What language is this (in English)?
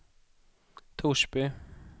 Swedish